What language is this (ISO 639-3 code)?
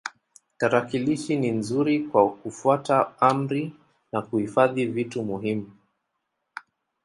swa